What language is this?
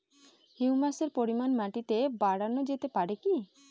Bangla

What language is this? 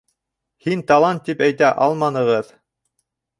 Bashkir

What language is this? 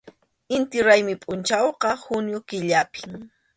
Arequipa-La Unión Quechua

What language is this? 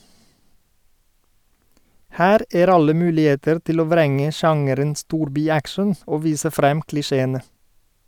Norwegian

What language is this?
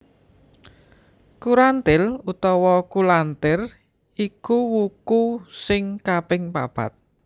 Javanese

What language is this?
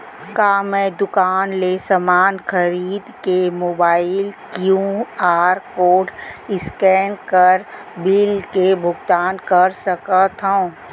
Chhattisgarhi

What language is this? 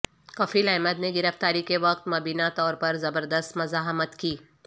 Urdu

